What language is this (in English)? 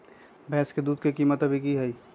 Magahi